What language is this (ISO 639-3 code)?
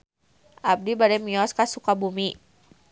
sun